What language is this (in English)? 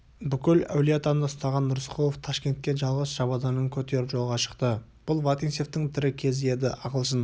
Kazakh